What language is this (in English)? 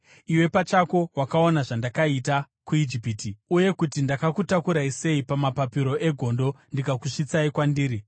Shona